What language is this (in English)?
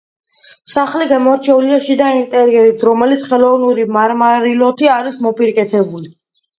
Georgian